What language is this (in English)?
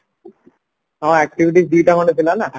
Odia